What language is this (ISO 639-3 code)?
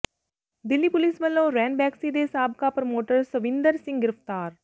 pan